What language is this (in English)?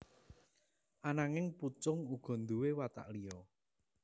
Javanese